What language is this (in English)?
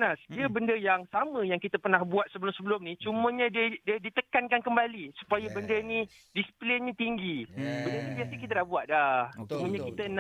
Malay